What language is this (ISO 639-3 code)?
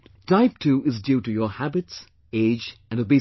eng